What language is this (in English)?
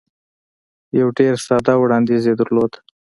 Pashto